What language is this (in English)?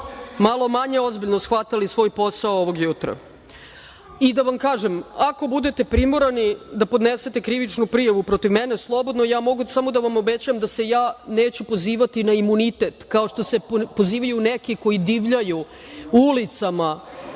Serbian